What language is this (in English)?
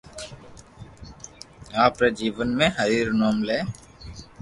Loarki